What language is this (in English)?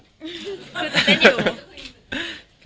Thai